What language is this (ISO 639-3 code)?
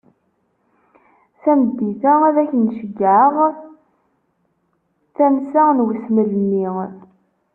kab